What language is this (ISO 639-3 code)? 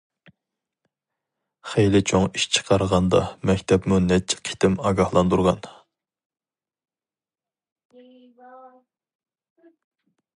uig